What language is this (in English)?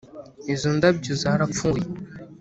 Kinyarwanda